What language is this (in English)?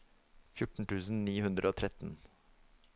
Norwegian